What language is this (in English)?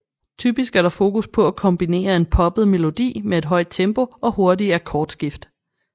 Danish